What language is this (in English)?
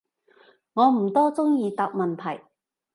Cantonese